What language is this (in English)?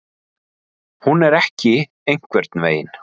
Icelandic